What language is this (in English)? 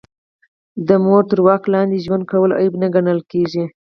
Pashto